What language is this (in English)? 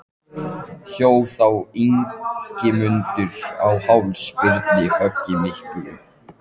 Icelandic